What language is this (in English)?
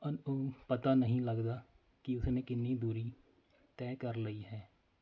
Punjabi